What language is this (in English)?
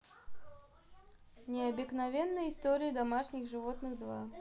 Russian